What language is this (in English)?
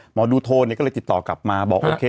Thai